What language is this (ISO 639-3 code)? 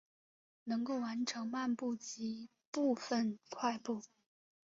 zho